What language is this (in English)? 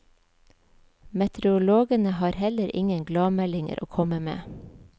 Norwegian